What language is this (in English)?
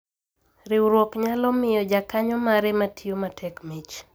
Luo (Kenya and Tanzania)